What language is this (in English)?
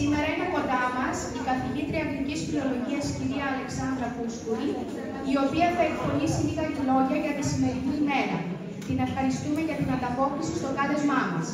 Greek